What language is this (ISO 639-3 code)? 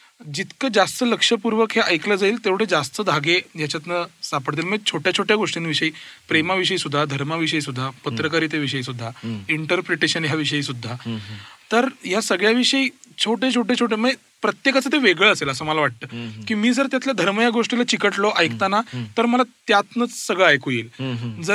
mar